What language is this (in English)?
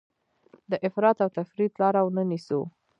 Pashto